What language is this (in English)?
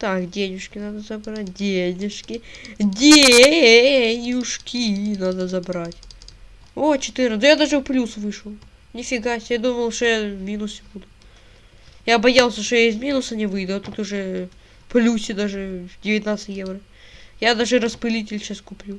Russian